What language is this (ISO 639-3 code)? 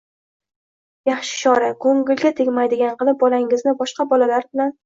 uzb